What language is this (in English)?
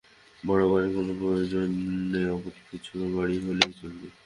Bangla